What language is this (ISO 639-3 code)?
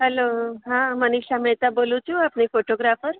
guj